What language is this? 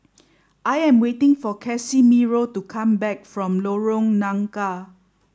English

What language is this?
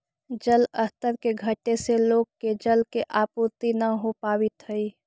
Magahi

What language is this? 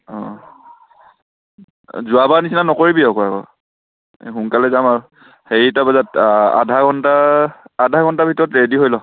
Assamese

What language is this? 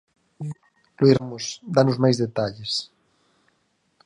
Galician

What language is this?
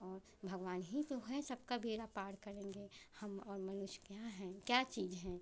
Hindi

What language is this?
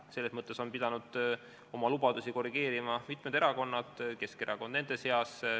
Estonian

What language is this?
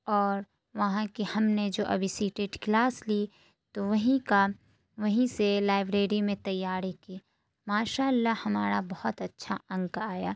Urdu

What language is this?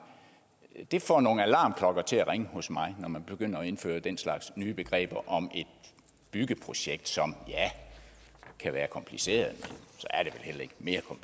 Danish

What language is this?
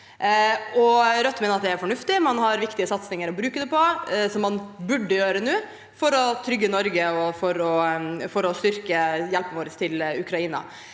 Norwegian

